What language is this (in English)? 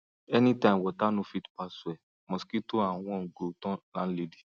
Nigerian Pidgin